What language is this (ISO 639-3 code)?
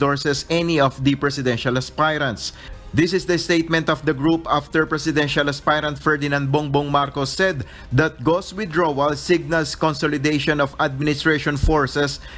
fil